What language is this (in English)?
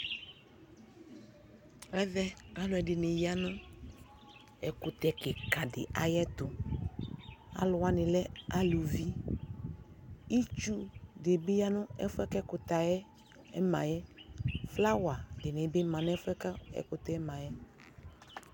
Ikposo